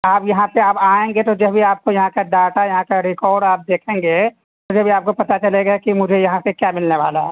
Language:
Urdu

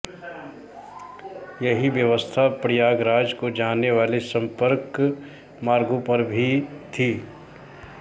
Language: Hindi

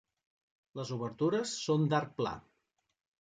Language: Catalan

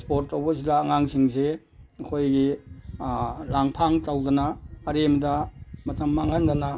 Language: Manipuri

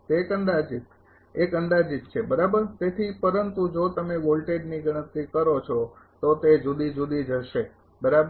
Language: Gujarati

